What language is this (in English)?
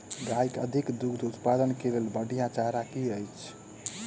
Maithili